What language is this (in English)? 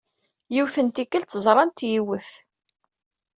Kabyle